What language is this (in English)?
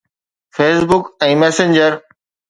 Sindhi